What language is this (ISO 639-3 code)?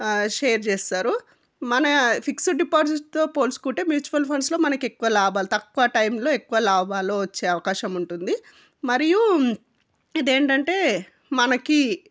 tel